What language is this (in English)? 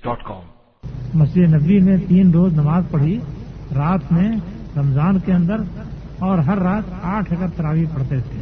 Urdu